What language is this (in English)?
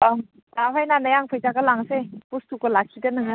Bodo